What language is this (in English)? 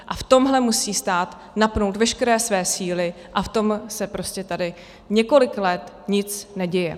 Czech